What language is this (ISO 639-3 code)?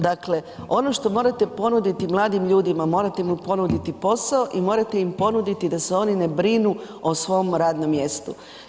hrv